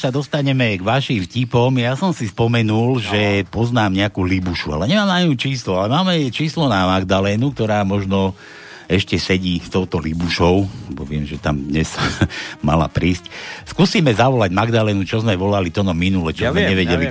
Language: Slovak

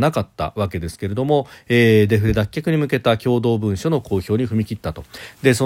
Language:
Japanese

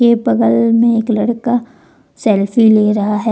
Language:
Hindi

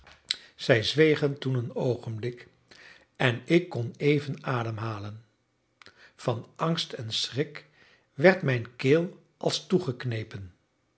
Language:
Dutch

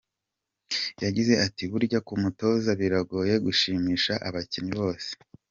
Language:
Kinyarwanda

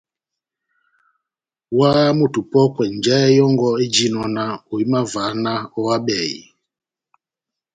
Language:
Batanga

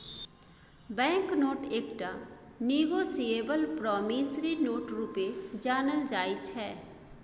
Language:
Maithili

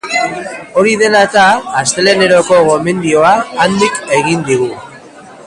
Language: Basque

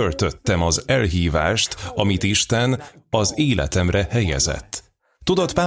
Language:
Hungarian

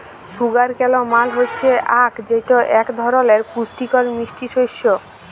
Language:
Bangla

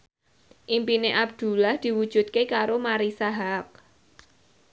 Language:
Javanese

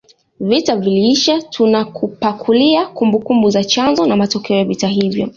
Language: Swahili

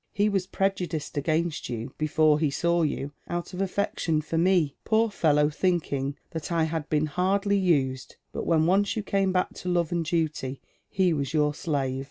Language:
English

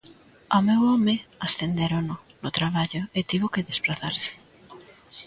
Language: Galician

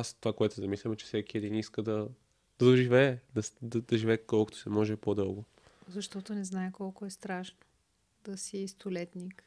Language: Bulgarian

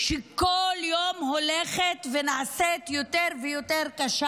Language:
Hebrew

